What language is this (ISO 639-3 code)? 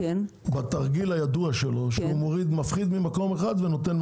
heb